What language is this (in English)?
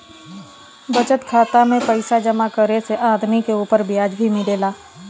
Bhojpuri